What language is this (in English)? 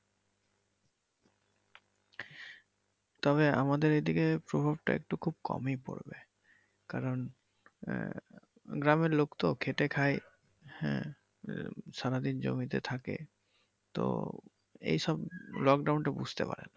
Bangla